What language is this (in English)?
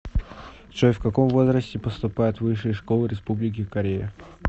Russian